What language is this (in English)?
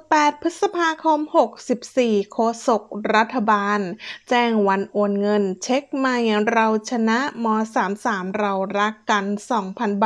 Thai